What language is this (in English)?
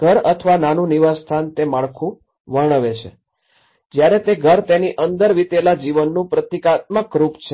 Gujarati